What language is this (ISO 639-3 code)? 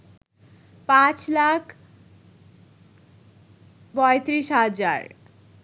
ben